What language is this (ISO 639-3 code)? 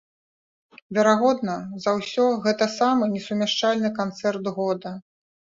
bel